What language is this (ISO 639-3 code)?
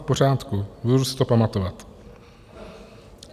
ces